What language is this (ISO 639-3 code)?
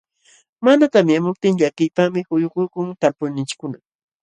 qxw